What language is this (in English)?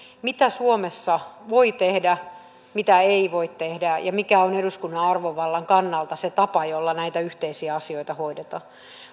Finnish